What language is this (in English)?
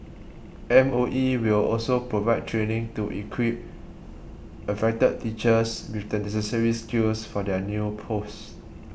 English